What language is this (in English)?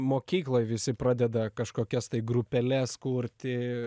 Lithuanian